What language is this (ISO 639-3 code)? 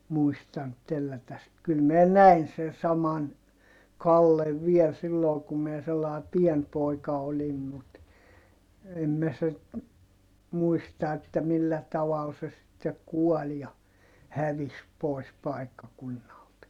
fin